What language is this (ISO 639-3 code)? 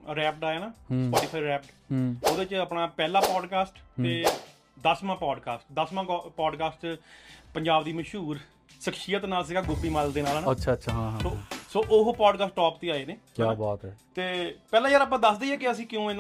pan